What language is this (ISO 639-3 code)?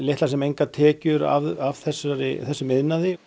isl